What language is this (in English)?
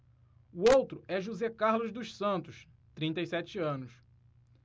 Portuguese